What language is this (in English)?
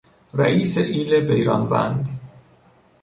Persian